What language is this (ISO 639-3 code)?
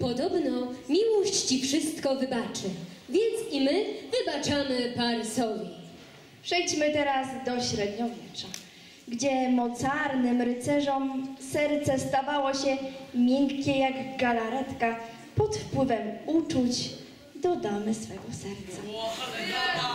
pol